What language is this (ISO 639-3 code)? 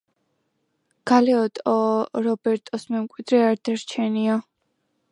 kat